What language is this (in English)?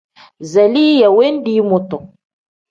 Tem